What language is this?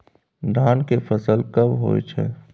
Maithili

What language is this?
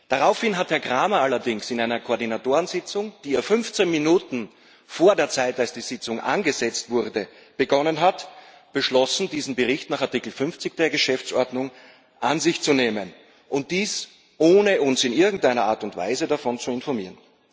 German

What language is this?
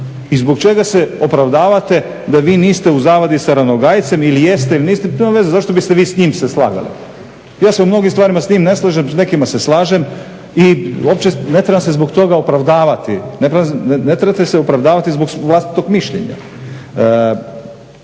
Croatian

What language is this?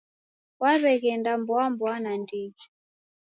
Taita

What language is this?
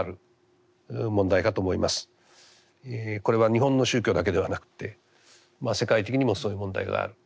Japanese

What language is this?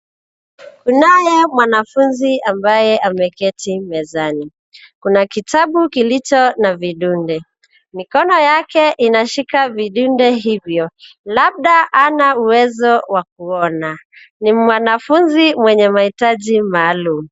Swahili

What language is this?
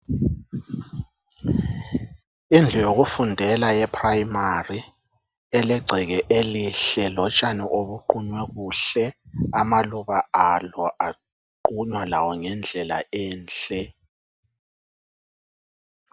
North Ndebele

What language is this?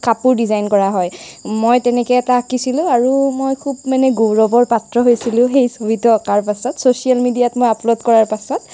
Assamese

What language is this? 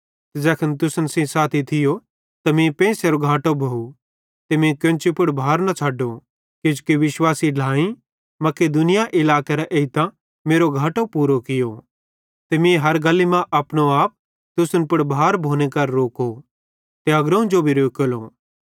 Bhadrawahi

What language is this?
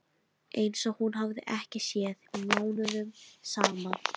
Icelandic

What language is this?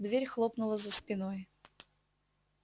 Russian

